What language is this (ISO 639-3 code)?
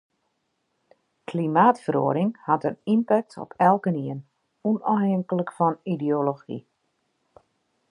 fry